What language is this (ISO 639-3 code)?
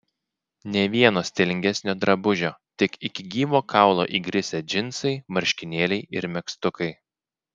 lit